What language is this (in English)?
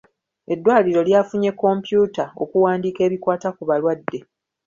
Ganda